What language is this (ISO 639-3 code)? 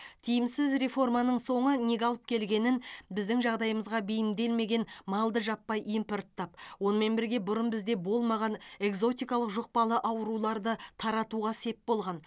kaz